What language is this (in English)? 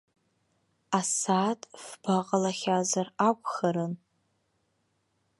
Abkhazian